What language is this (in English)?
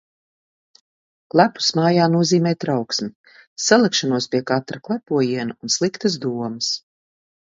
Latvian